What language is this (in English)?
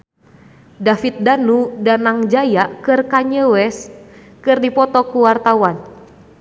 Sundanese